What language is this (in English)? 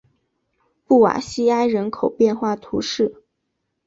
Chinese